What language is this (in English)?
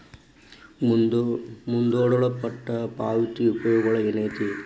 Kannada